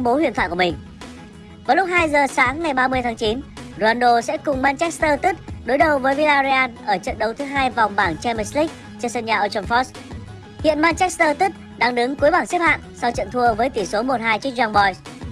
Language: Vietnamese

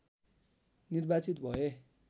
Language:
Nepali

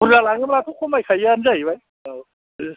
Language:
Bodo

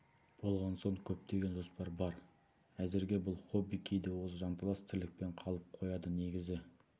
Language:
Kazakh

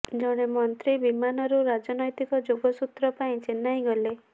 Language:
Odia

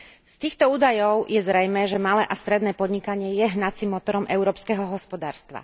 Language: Slovak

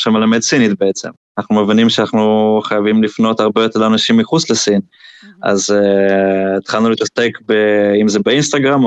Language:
Hebrew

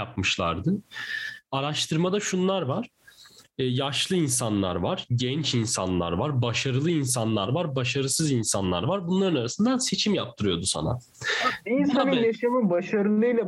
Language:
Turkish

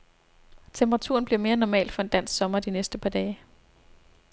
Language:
Danish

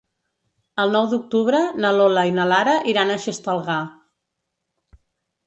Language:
Catalan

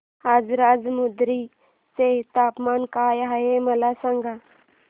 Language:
Marathi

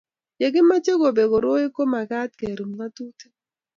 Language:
Kalenjin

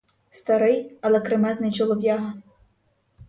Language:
Ukrainian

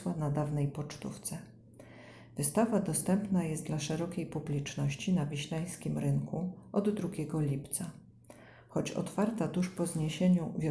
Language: Polish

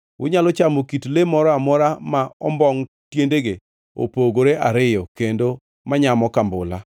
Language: Luo (Kenya and Tanzania)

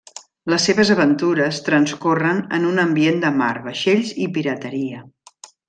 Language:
Catalan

